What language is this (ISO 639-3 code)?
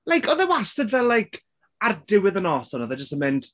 cym